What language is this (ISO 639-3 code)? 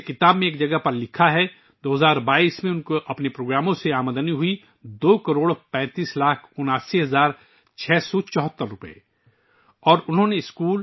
urd